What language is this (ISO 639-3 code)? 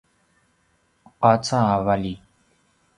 pwn